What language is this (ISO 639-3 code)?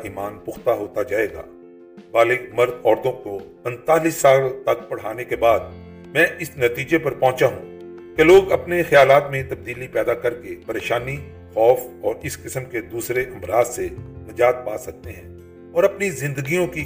urd